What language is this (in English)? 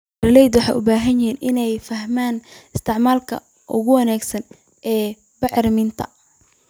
Somali